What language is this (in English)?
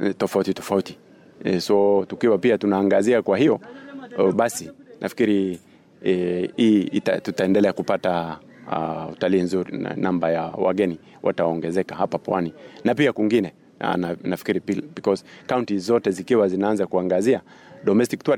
Swahili